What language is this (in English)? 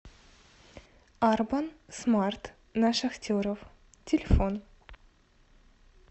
Russian